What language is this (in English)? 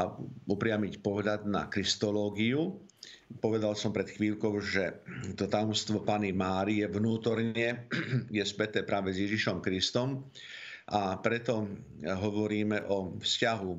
Slovak